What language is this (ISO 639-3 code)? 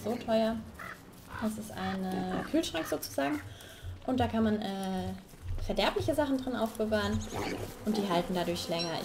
deu